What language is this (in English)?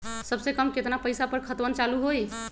Magahi